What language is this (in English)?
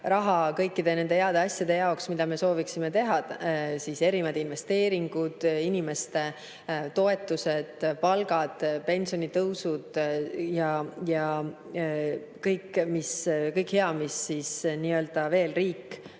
Estonian